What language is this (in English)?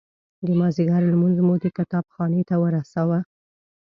Pashto